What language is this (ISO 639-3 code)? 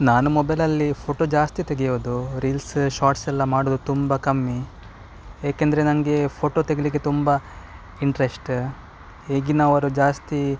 kan